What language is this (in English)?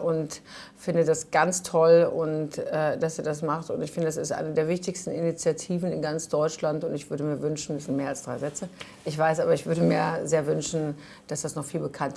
German